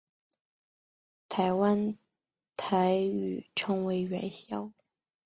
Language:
Chinese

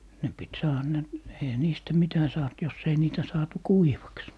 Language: Finnish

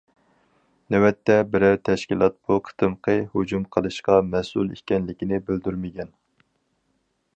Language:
Uyghur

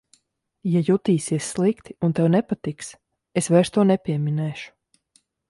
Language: Latvian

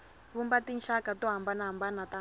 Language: Tsonga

